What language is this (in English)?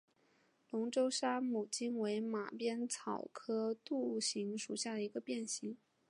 Chinese